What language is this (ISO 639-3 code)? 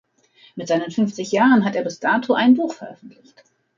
deu